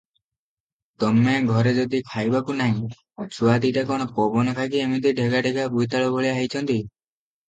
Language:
Odia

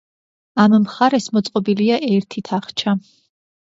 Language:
Georgian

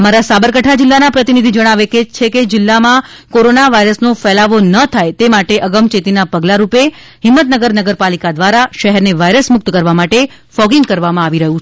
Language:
Gujarati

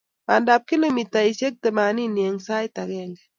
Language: Kalenjin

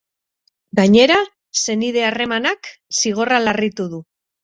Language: Basque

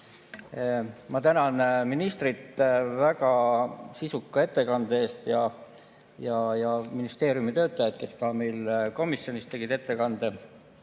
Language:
Estonian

